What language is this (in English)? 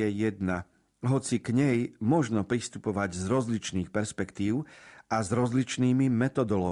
Slovak